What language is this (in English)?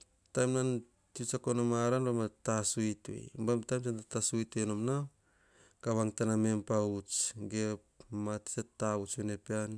Hahon